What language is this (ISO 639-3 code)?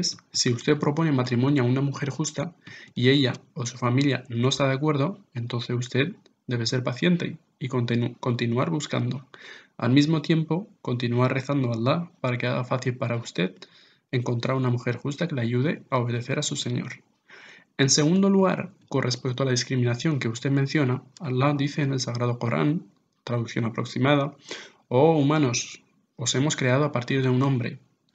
spa